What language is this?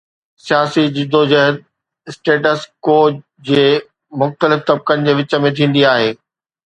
Sindhi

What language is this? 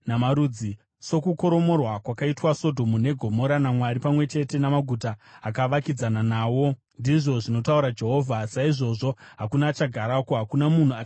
Shona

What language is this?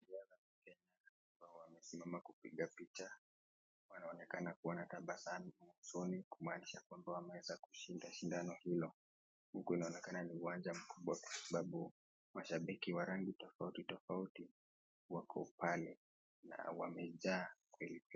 Swahili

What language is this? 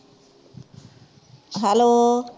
Punjabi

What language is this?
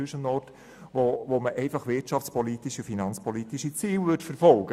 Swiss German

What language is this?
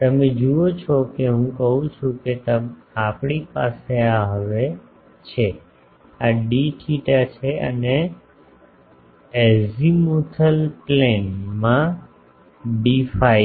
Gujarati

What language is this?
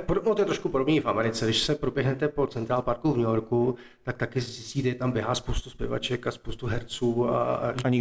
Czech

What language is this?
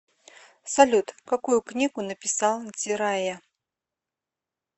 Russian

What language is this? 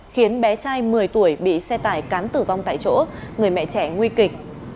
Vietnamese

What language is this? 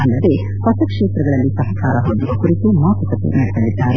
Kannada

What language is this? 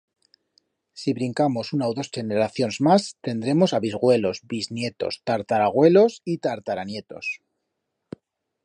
Aragonese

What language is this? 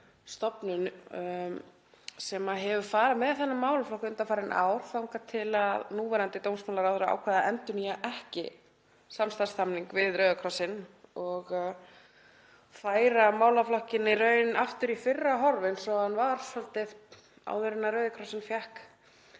Icelandic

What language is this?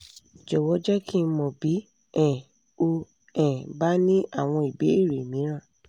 Yoruba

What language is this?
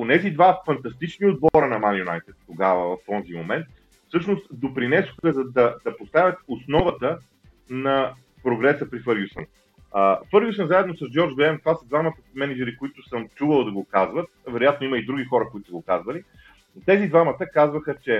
Bulgarian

